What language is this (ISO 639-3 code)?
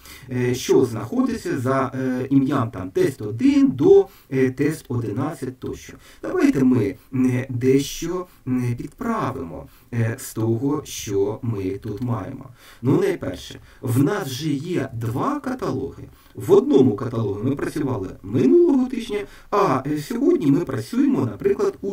ukr